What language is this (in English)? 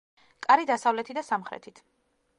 Georgian